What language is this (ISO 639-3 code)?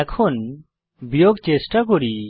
ben